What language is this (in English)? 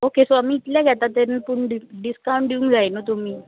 Konkani